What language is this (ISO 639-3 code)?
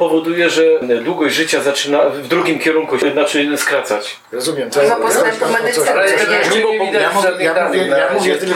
pol